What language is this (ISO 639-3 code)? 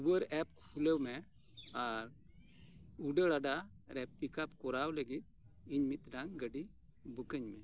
sat